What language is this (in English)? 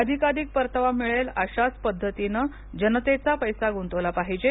Marathi